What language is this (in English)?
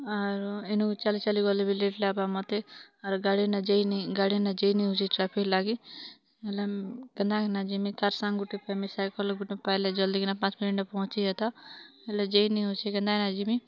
Odia